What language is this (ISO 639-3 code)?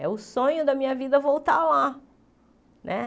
por